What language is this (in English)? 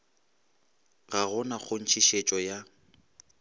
Northern Sotho